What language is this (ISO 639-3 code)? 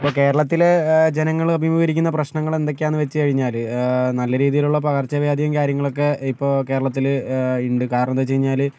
mal